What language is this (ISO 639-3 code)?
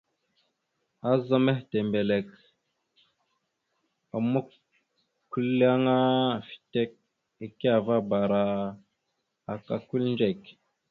mxu